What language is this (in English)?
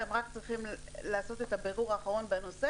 Hebrew